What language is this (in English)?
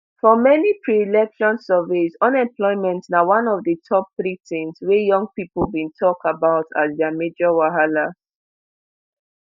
Nigerian Pidgin